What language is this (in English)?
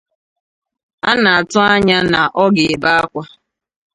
Igbo